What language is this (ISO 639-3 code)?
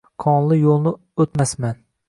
uzb